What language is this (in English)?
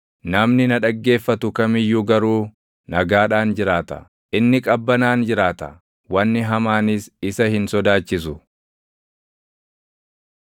Oromo